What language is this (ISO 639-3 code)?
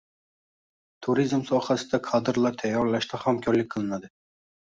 uzb